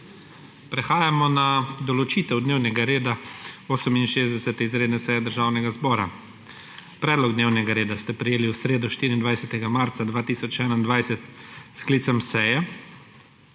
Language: Slovenian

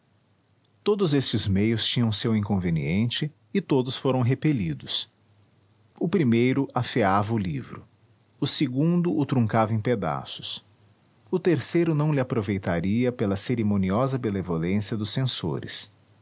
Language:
Portuguese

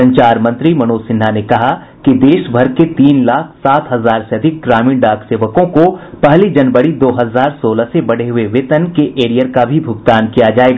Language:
Hindi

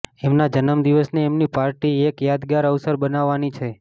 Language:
Gujarati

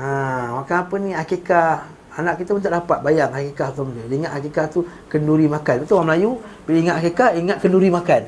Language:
Malay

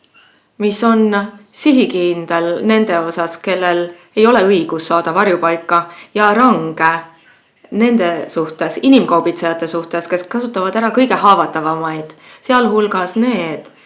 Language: Estonian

